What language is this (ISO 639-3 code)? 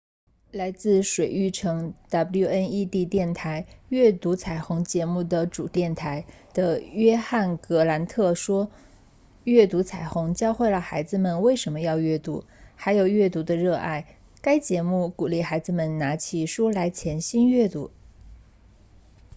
zho